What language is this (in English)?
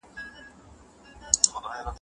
Pashto